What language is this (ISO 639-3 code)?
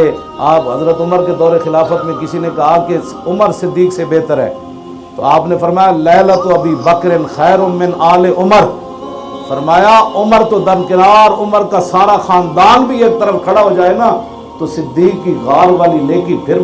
hin